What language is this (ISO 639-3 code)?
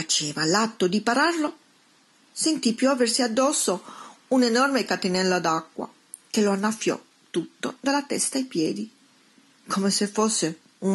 ita